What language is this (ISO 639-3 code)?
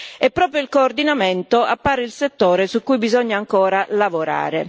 ita